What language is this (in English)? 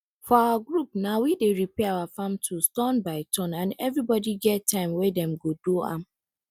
Nigerian Pidgin